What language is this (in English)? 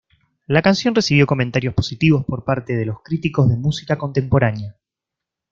Spanish